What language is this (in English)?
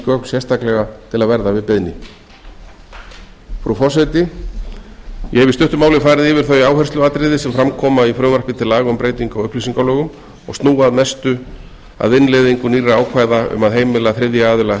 Icelandic